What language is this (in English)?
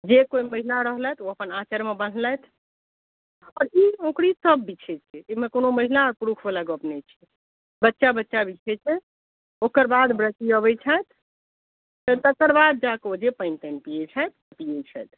Maithili